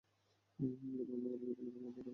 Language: Bangla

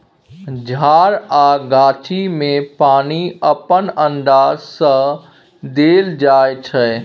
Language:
Maithili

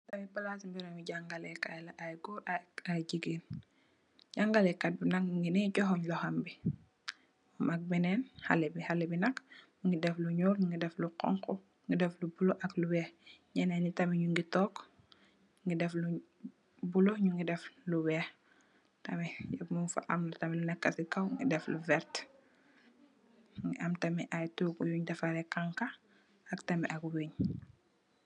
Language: Wolof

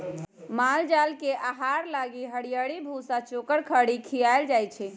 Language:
Magahi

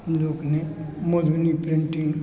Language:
Maithili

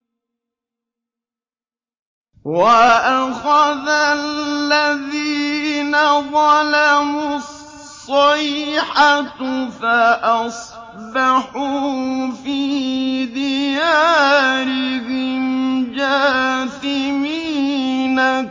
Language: Arabic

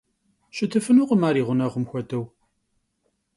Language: Kabardian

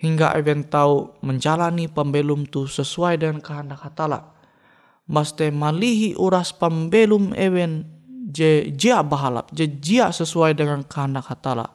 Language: Indonesian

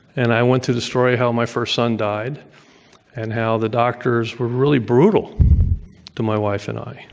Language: English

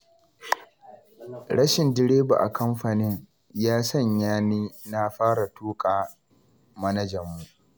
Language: Hausa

